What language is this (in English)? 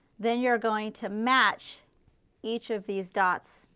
English